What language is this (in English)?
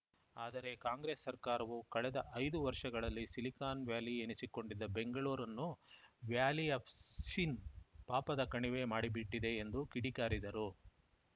Kannada